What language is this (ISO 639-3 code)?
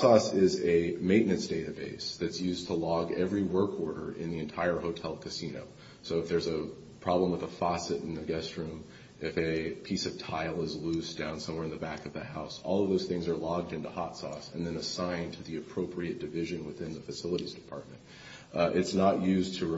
eng